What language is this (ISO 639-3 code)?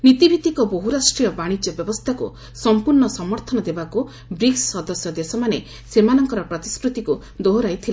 ori